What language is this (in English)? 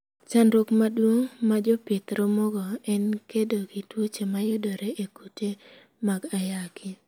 Luo (Kenya and Tanzania)